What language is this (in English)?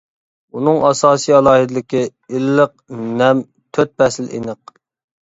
Uyghur